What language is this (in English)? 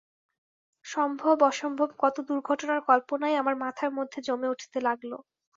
Bangla